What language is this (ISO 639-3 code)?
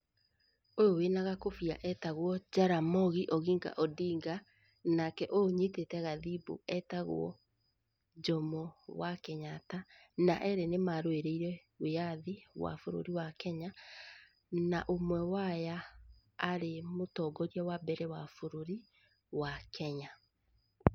kik